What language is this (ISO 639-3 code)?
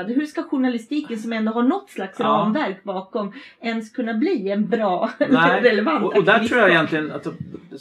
swe